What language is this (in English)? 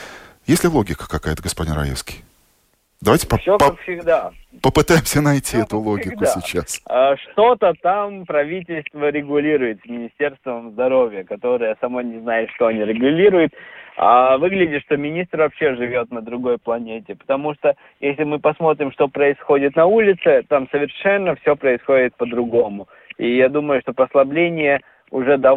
Russian